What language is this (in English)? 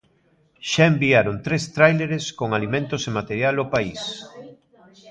Galician